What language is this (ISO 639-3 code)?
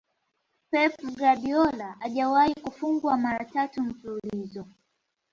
swa